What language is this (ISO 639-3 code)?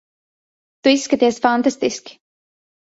lav